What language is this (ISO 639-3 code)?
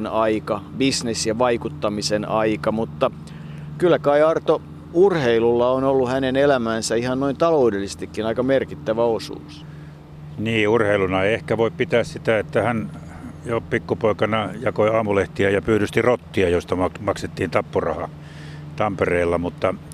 fin